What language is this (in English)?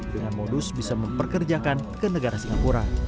Indonesian